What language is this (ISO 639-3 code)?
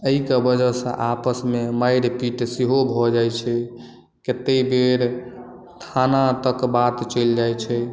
mai